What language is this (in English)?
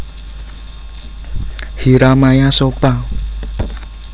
Javanese